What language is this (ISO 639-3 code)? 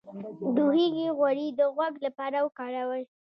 pus